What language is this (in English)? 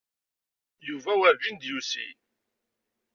Kabyle